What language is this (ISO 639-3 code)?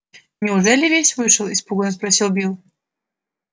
rus